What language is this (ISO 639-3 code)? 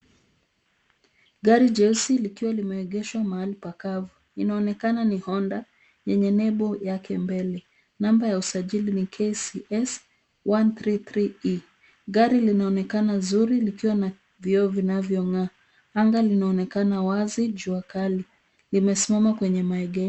swa